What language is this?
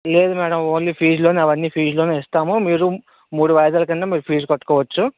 Telugu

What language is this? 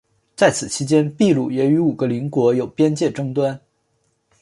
Chinese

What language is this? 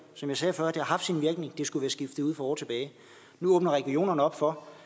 Danish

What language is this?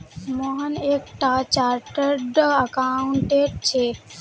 Magahi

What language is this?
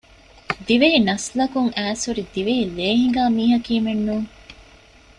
Divehi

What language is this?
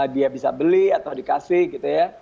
Indonesian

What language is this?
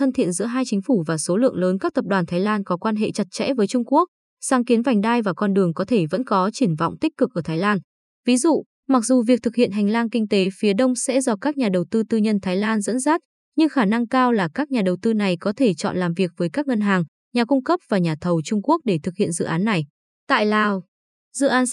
Vietnamese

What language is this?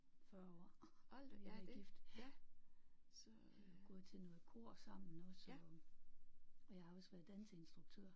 Danish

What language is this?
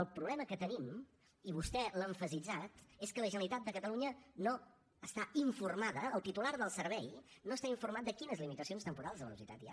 Catalan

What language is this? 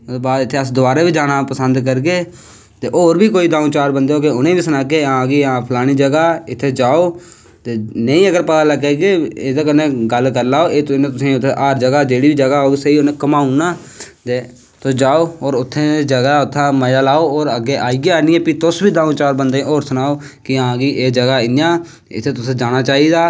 Dogri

